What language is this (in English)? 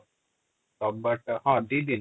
Odia